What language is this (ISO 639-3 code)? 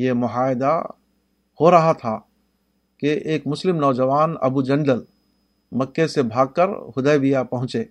urd